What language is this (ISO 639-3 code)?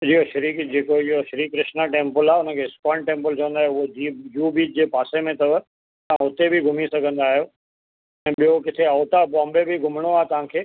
snd